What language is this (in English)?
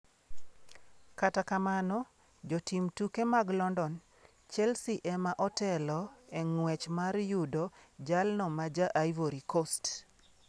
Luo (Kenya and Tanzania)